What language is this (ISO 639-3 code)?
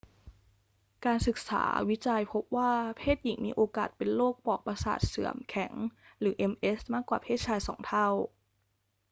tha